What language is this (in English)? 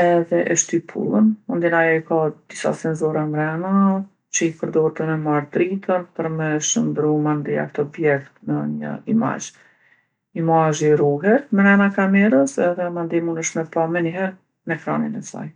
Gheg Albanian